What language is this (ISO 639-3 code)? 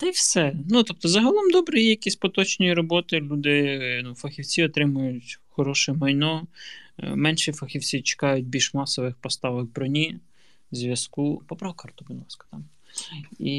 ukr